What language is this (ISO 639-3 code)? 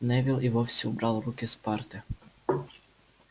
rus